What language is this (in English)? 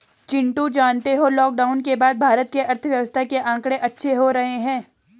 Hindi